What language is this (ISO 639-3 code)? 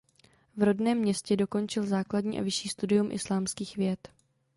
ces